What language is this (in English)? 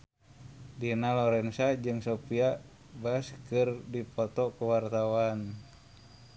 Sundanese